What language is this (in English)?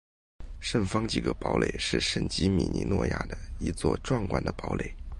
Chinese